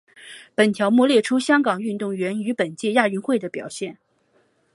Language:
Chinese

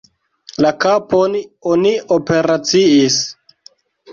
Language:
Esperanto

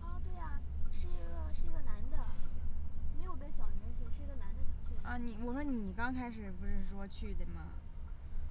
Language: Chinese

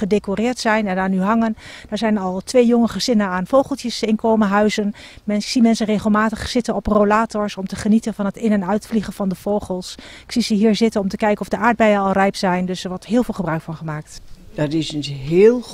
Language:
Dutch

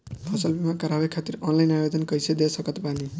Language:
Bhojpuri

